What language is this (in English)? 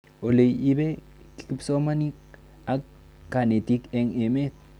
Kalenjin